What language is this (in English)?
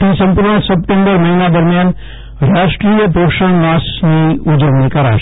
Gujarati